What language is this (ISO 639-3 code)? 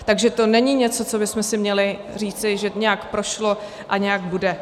ces